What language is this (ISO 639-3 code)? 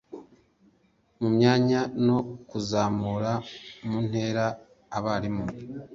kin